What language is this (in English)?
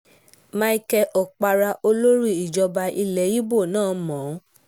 Yoruba